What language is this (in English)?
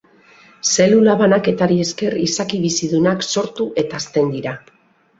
Basque